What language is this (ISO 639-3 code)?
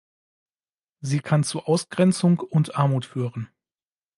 deu